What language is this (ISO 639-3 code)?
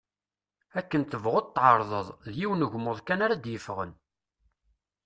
kab